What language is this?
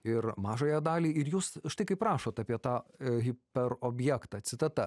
Lithuanian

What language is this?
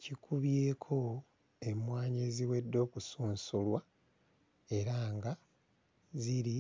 Ganda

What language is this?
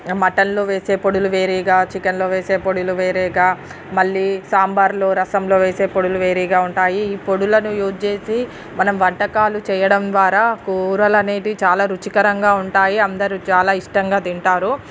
Telugu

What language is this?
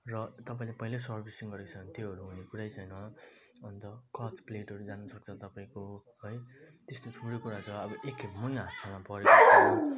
Nepali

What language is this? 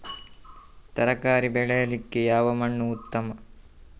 Kannada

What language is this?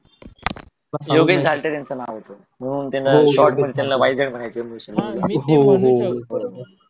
Marathi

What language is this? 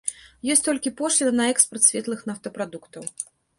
Belarusian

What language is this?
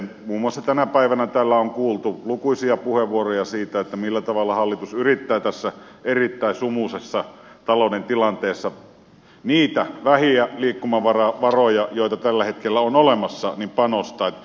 Finnish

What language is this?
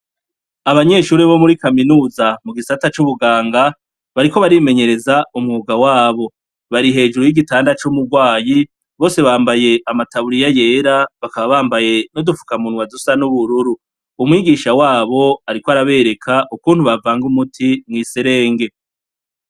Rundi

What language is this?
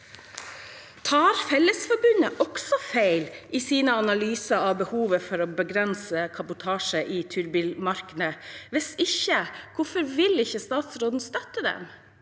Norwegian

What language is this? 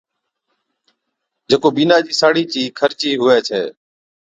Od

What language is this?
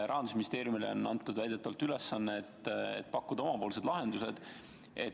Estonian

